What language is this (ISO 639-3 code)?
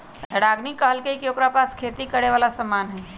mag